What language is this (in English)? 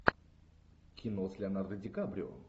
Russian